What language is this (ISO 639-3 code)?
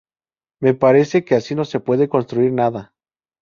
spa